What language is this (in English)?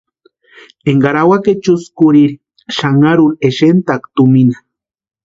Western Highland Purepecha